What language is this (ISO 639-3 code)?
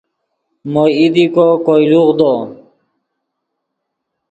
ydg